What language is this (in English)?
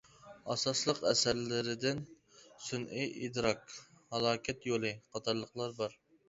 Uyghur